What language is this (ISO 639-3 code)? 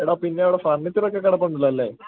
mal